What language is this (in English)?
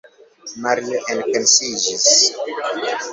Esperanto